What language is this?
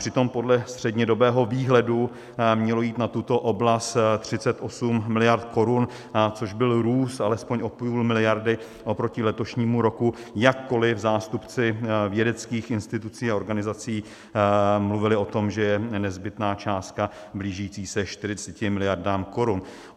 Czech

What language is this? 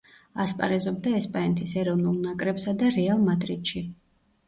Georgian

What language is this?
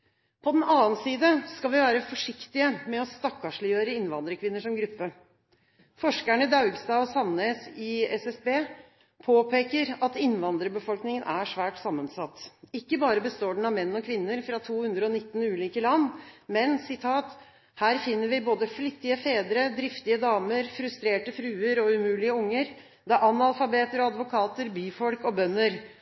Norwegian Bokmål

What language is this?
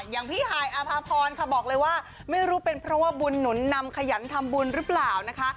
Thai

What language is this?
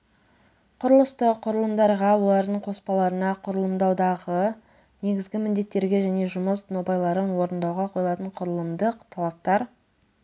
Kazakh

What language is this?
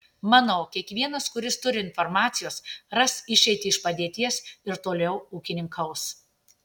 Lithuanian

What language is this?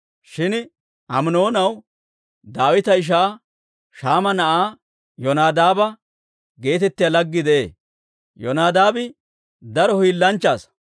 Dawro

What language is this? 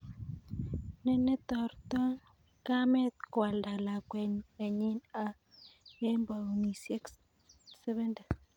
Kalenjin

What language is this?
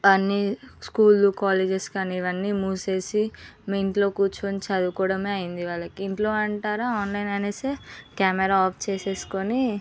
Telugu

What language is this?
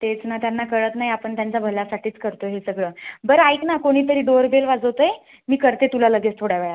Marathi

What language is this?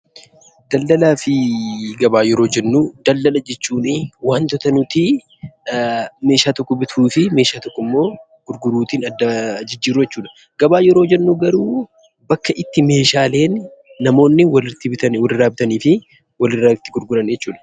Oromo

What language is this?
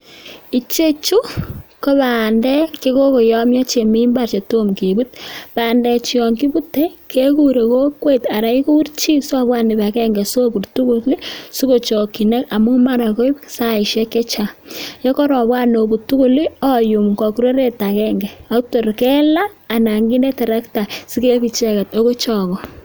Kalenjin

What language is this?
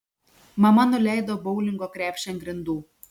Lithuanian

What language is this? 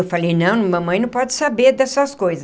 Portuguese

